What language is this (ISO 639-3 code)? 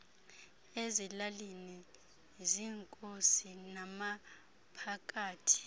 xho